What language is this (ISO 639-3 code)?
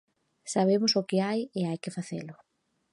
glg